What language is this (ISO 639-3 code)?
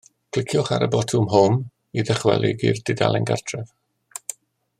cym